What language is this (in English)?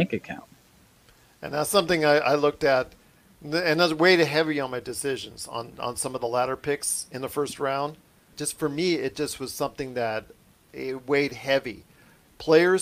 English